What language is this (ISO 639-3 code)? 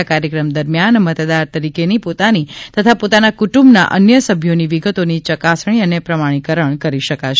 guj